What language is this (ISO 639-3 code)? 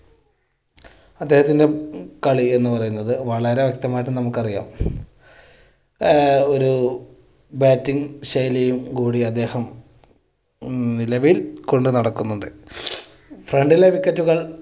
mal